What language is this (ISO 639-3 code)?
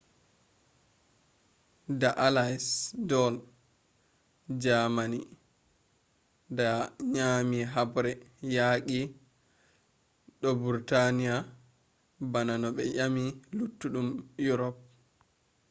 ful